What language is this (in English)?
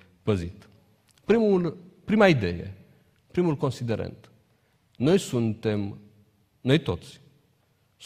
Romanian